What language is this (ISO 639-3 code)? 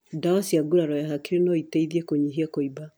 kik